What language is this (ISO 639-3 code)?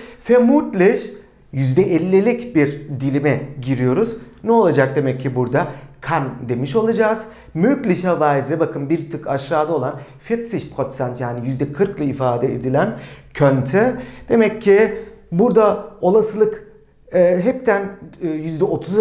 tur